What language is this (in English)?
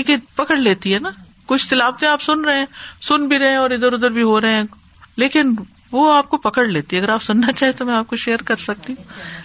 Urdu